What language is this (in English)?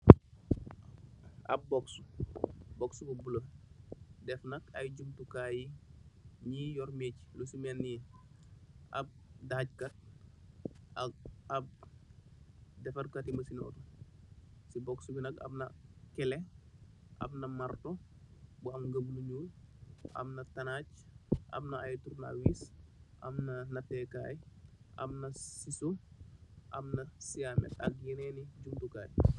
Wolof